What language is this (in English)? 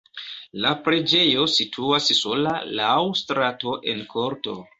Esperanto